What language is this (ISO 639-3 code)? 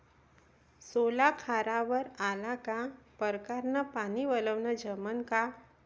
mar